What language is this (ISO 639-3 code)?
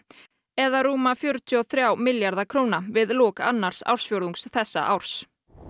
isl